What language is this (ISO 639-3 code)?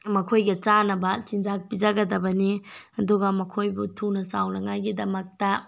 mni